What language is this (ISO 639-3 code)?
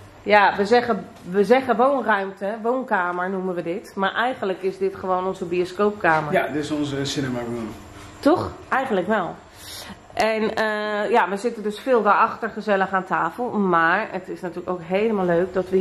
nld